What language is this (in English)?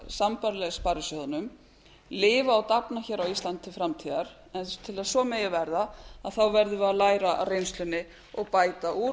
Icelandic